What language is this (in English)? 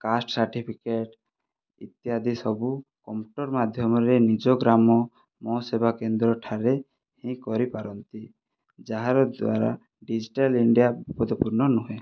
Odia